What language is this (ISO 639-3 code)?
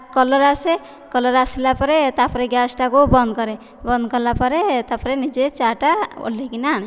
ori